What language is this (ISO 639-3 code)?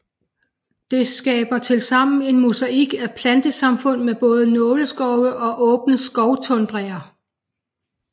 dan